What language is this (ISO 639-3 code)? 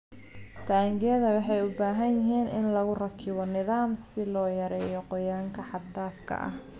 som